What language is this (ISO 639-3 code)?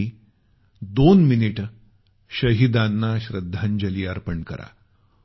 mar